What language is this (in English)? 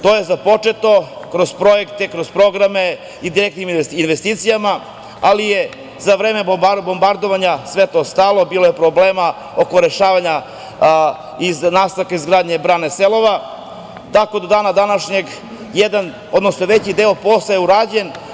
Serbian